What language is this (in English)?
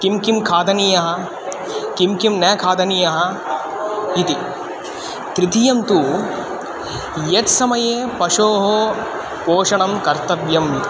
Sanskrit